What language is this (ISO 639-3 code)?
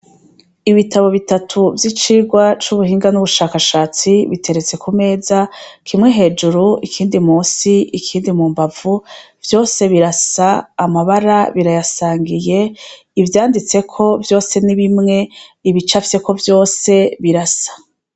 run